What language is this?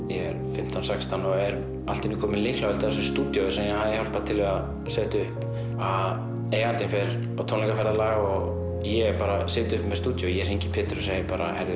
Icelandic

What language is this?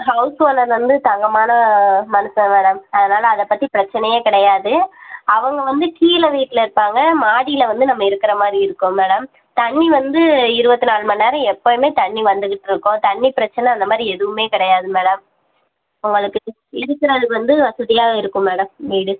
Tamil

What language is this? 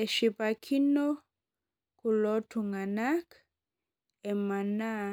Masai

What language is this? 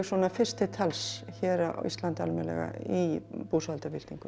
Icelandic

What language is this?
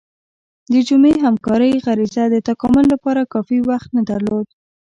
Pashto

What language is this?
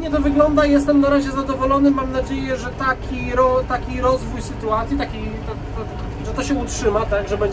Polish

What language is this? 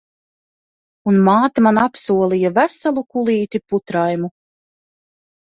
Latvian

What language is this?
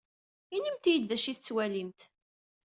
Kabyle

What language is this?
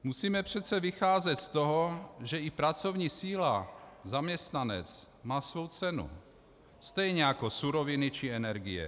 Czech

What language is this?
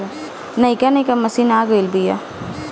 Bhojpuri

